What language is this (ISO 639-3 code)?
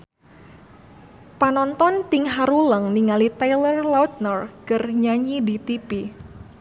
sun